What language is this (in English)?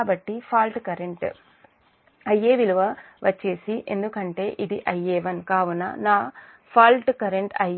Telugu